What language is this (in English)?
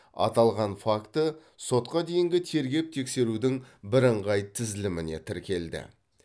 Kazakh